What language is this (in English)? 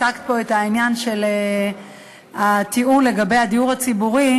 Hebrew